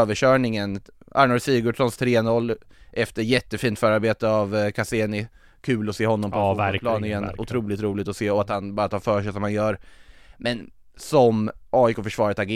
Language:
Swedish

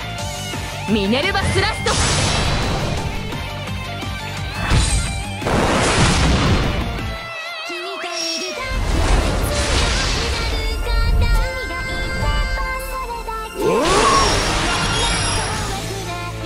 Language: Japanese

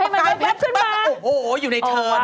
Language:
Thai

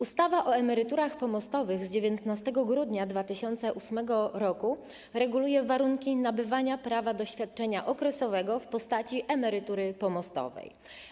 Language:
Polish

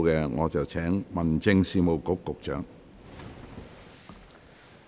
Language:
Cantonese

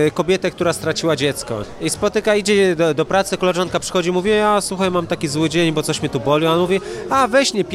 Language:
Polish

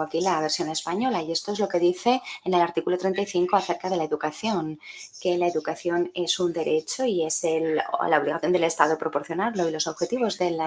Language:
Spanish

